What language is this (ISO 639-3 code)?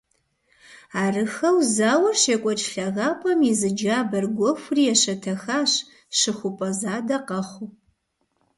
kbd